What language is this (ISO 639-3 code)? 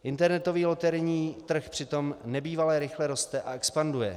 ces